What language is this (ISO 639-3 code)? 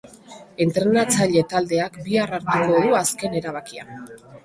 eus